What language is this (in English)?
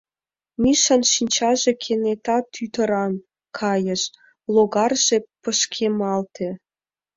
Mari